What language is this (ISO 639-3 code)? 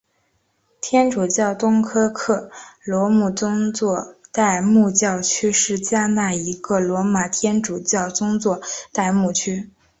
zho